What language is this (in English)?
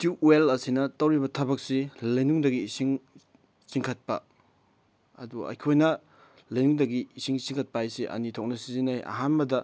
Manipuri